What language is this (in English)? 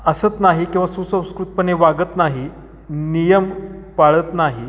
Marathi